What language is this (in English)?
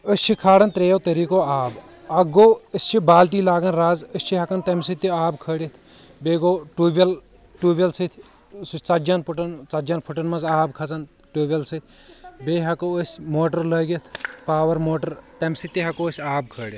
Kashmiri